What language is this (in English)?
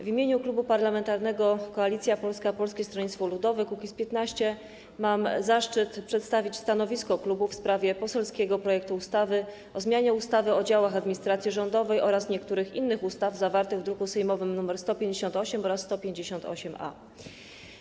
Polish